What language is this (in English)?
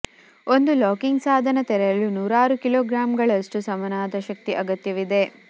Kannada